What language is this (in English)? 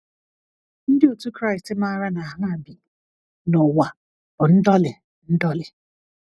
Igbo